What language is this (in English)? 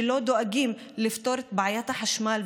Hebrew